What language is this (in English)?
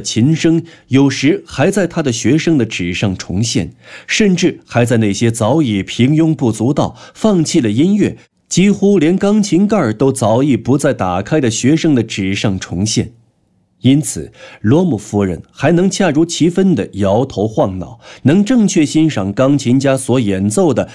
Chinese